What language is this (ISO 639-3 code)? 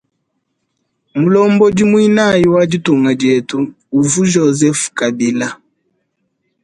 lua